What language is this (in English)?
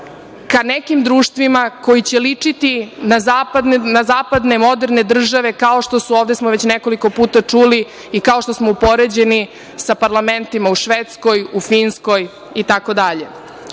Serbian